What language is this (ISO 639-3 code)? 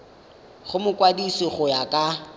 tsn